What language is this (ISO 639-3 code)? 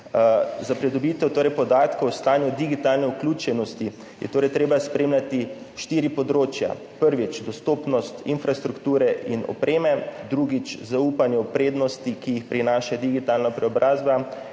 slv